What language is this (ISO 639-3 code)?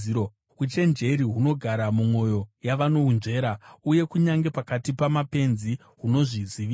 sna